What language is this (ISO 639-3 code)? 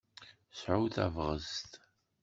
kab